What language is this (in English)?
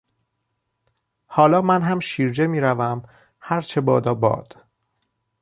Persian